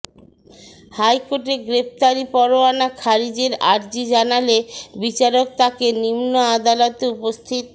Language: Bangla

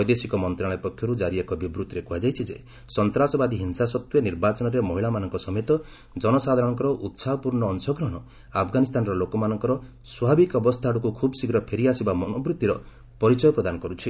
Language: Odia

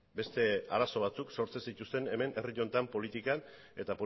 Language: Basque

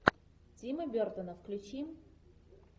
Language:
Russian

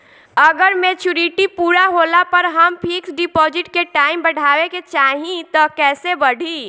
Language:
Bhojpuri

